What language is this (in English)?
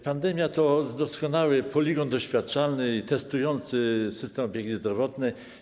Polish